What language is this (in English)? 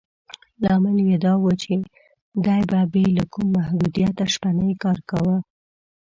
Pashto